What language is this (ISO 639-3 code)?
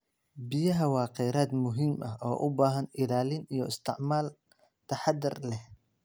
som